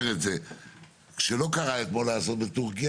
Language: Hebrew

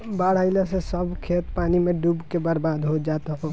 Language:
Bhojpuri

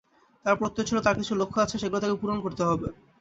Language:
Bangla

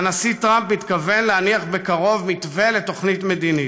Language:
Hebrew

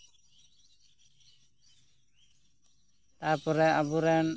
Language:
Santali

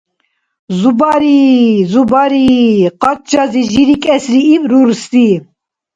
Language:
Dargwa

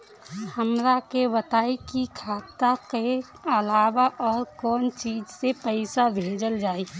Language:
Bhojpuri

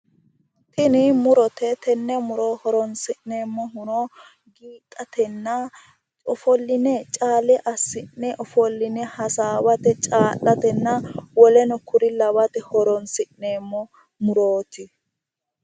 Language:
Sidamo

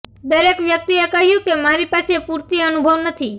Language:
Gujarati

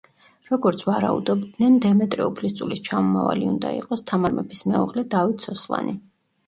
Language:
Georgian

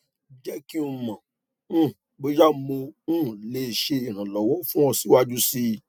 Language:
Yoruba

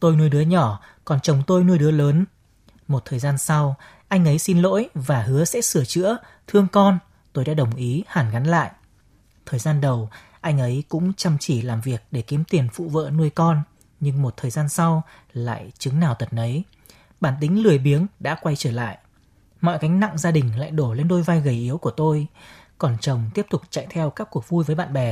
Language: Vietnamese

